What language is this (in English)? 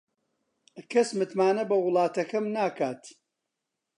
Central Kurdish